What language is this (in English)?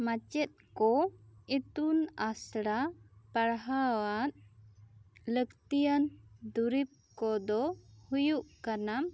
Santali